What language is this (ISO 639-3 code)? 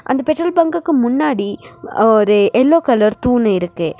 tam